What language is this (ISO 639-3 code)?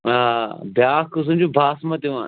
kas